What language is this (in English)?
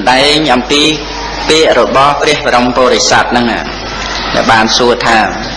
Khmer